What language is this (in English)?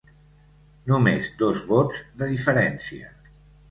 Catalan